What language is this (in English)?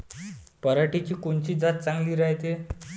Marathi